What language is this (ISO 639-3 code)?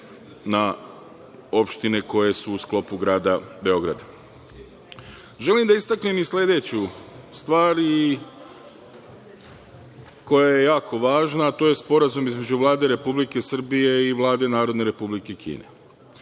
srp